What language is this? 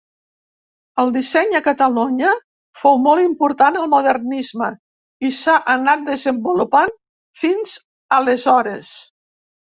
Catalan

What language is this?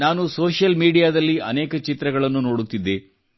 Kannada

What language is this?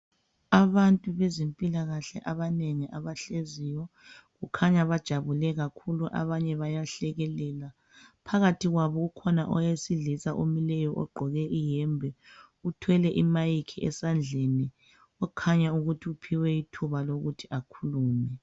North Ndebele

